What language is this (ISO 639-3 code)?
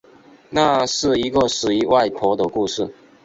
zho